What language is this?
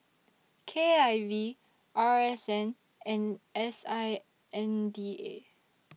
English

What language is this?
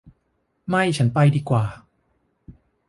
Thai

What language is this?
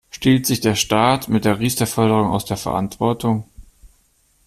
German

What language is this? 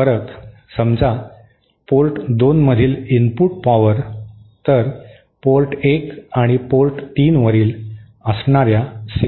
Marathi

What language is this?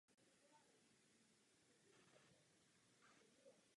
Czech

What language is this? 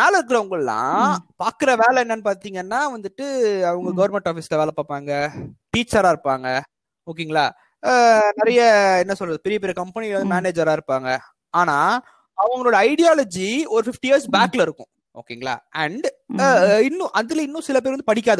Tamil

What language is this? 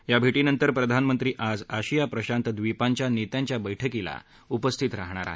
Marathi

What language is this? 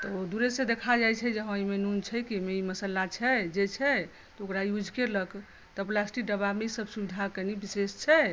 Maithili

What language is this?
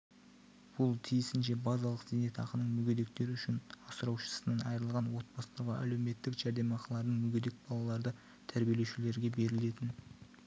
Kazakh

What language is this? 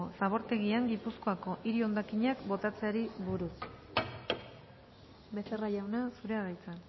Basque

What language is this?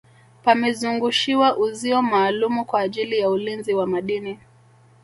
Swahili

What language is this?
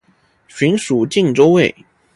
Chinese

